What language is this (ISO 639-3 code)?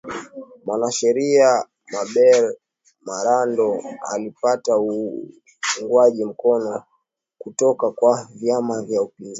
swa